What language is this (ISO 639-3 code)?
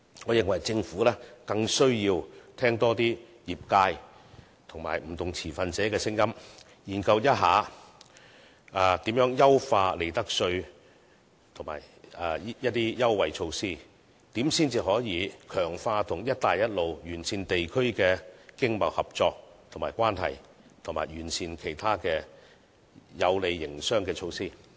yue